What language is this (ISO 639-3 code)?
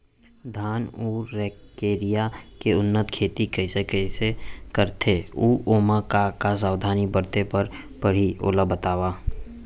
hne